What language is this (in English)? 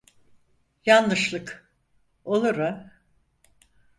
Turkish